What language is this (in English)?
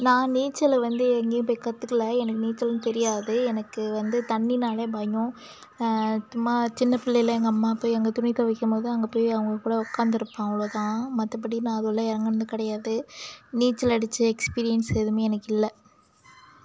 Tamil